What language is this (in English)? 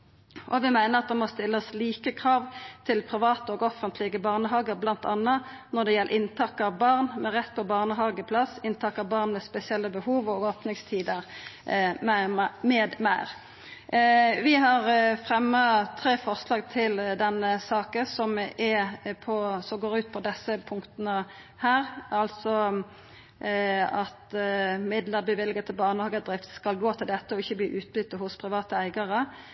Norwegian Nynorsk